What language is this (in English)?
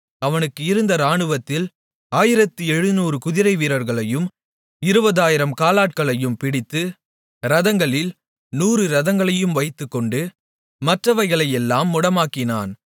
Tamil